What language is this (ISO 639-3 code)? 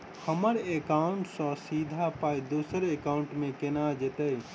mai